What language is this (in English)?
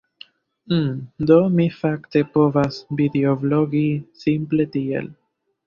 Esperanto